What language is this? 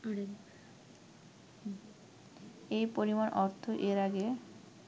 Bangla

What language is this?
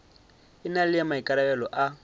Northern Sotho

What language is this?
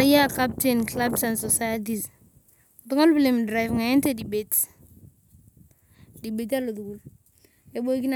Turkana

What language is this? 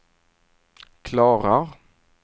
Swedish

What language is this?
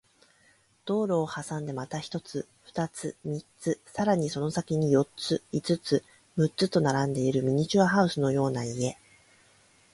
Japanese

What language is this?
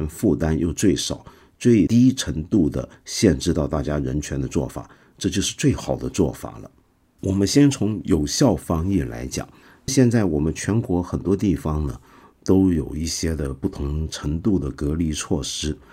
Chinese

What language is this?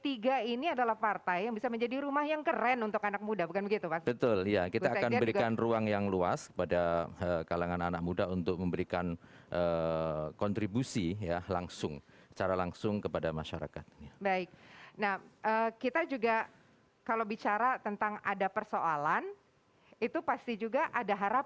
Indonesian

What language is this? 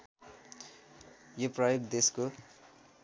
Nepali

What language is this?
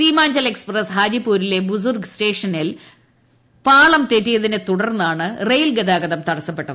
Malayalam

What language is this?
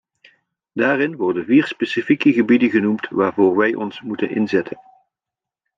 Dutch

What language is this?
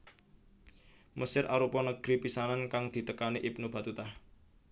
Javanese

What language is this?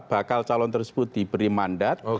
Indonesian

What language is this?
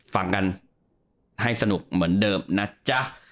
Thai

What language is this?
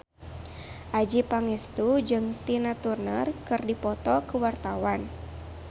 Sundanese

